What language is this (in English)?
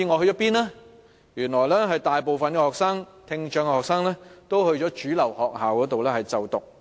Cantonese